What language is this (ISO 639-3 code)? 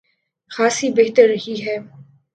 urd